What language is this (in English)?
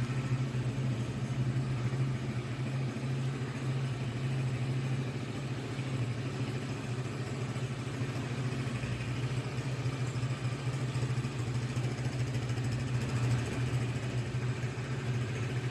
Arabic